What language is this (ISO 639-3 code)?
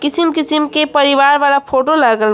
bho